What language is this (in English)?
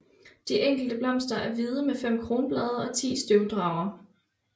Danish